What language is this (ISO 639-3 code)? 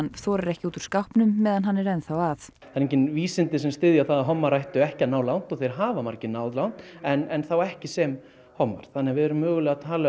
isl